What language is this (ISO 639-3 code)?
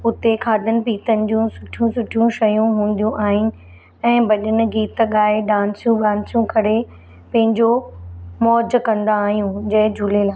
snd